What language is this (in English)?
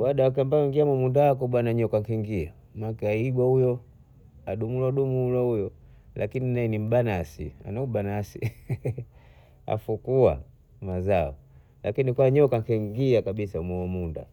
Bondei